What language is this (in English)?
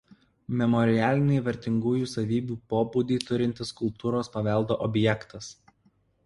Lithuanian